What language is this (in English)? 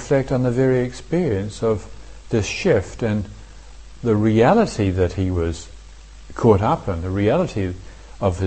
English